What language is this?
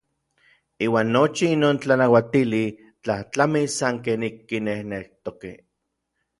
Orizaba Nahuatl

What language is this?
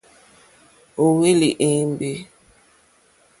Mokpwe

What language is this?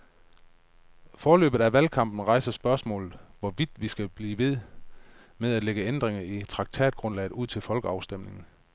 Danish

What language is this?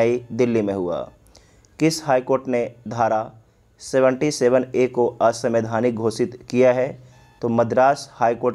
Hindi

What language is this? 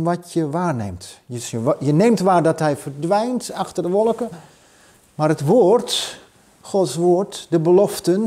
Dutch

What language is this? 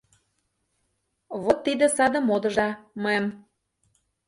Mari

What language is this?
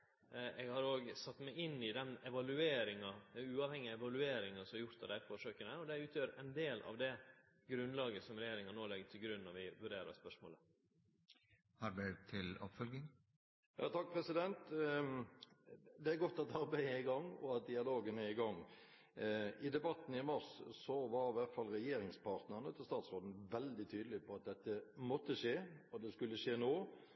Norwegian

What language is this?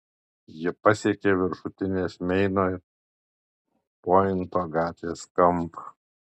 Lithuanian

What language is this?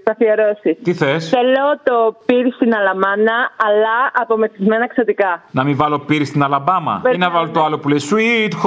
Greek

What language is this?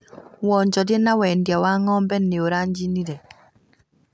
Kikuyu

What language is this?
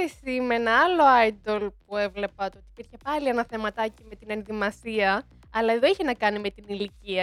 Greek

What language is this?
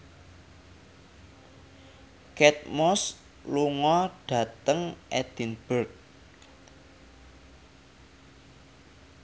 Javanese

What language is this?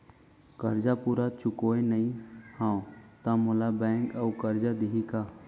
Chhattisgarhi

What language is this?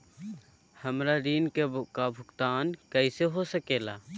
Magahi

